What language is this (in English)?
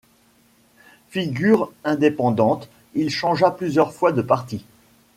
French